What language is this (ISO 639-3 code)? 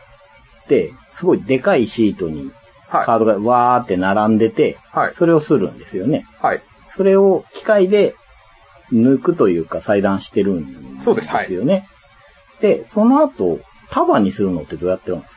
jpn